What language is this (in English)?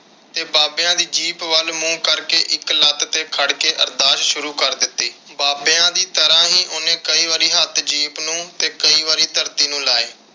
Punjabi